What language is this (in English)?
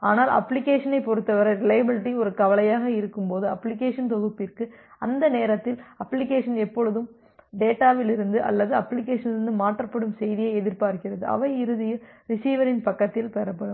Tamil